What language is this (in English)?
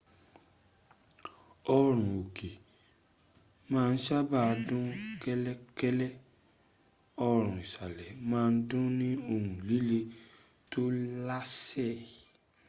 Yoruba